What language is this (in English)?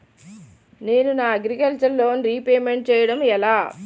Telugu